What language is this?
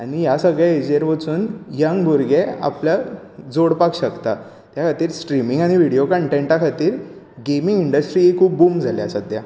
Konkani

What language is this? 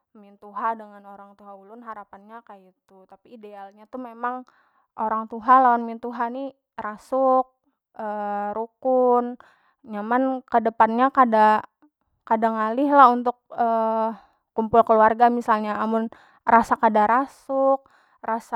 Banjar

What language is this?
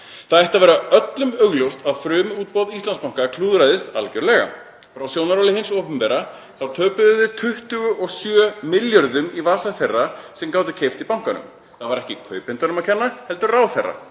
Icelandic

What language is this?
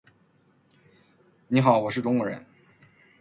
Chinese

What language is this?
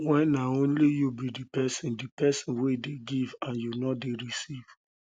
Nigerian Pidgin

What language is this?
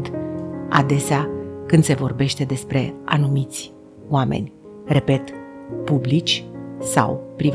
Romanian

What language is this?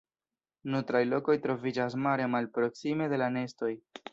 Esperanto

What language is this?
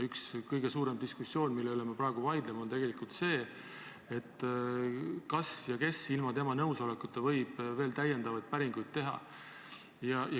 Estonian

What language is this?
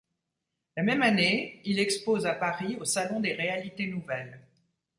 French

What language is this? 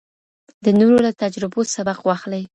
Pashto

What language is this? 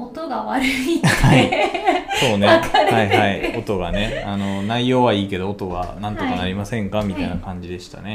Japanese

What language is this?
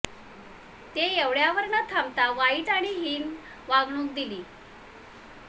Marathi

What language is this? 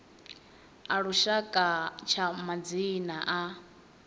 Venda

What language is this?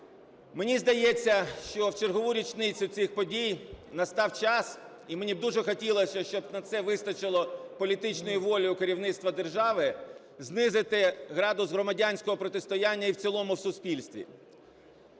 Ukrainian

